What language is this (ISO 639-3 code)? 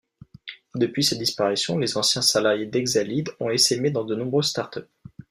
fra